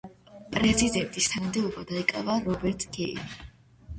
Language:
Georgian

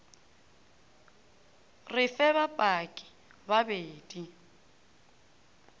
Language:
Northern Sotho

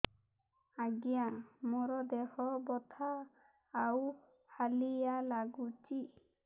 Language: Odia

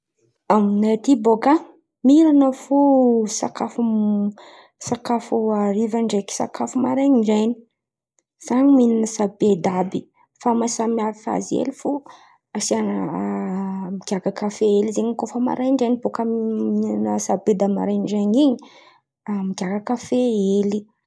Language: Antankarana Malagasy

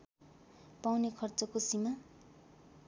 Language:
Nepali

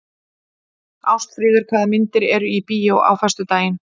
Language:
Icelandic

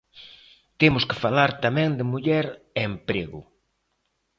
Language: Galician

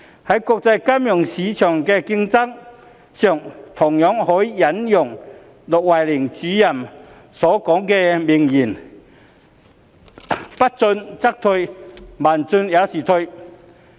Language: Cantonese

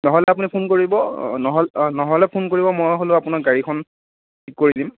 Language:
Assamese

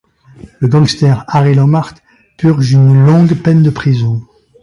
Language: French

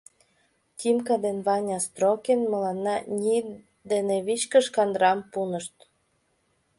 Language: Mari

